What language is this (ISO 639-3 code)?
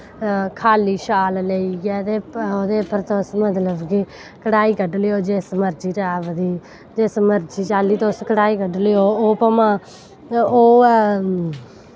doi